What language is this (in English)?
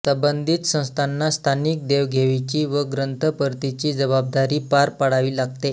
Marathi